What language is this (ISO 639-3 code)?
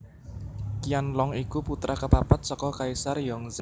jav